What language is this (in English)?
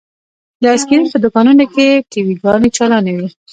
Pashto